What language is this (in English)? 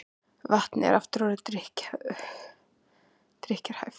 Icelandic